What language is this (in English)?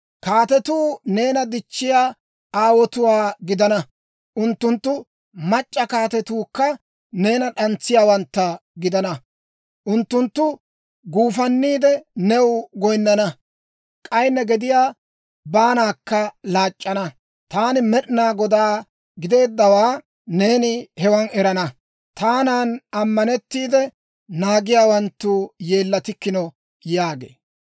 Dawro